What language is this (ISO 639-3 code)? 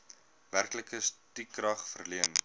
afr